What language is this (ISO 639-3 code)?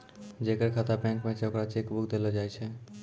mai